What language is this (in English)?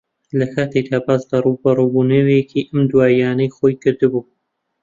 Central Kurdish